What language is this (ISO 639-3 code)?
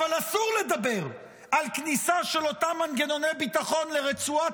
heb